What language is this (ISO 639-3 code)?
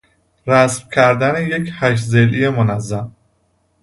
fas